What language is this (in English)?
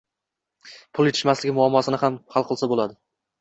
Uzbek